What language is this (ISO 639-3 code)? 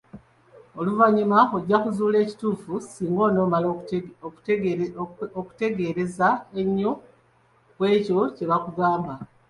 lug